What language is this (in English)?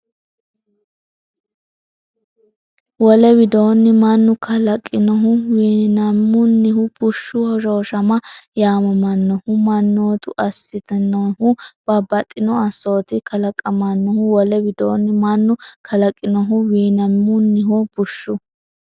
Sidamo